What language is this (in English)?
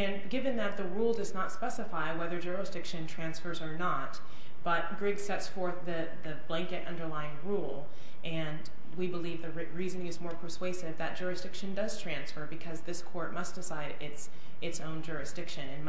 English